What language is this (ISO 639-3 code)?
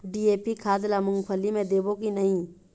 hne